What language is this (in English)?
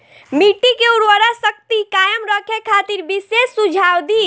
Bhojpuri